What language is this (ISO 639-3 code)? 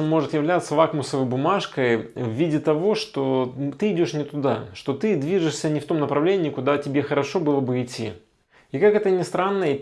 rus